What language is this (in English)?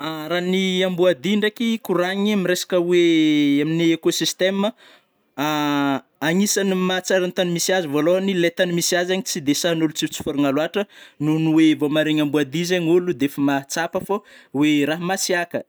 Northern Betsimisaraka Malagasy